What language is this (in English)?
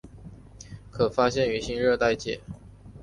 Chinese